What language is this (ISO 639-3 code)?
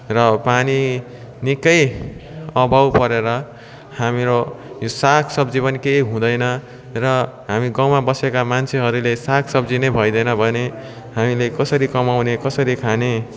nep